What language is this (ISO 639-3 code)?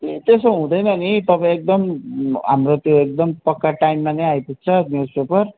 nep